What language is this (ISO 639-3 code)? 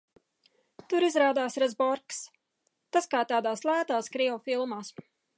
lav